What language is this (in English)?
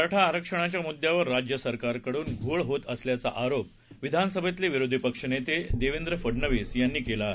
Marathi